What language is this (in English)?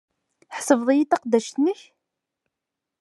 Kabyle